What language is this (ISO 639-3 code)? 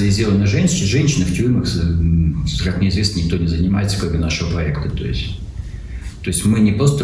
rus